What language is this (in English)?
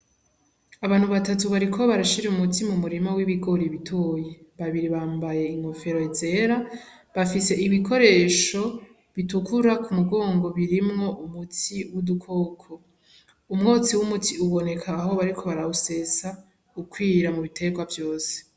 Rundi